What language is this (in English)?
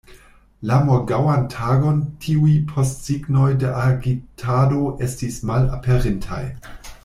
Esperanto